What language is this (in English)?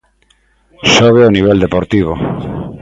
Galician